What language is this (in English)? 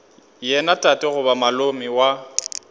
Northern Sotho